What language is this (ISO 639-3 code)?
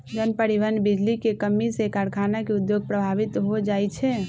mag